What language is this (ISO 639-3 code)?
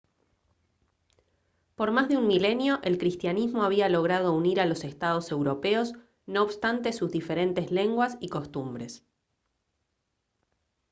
spa